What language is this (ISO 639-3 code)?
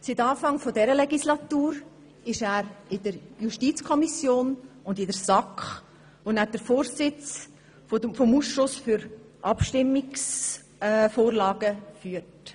gsw